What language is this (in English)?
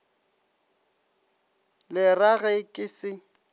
Northern Sotho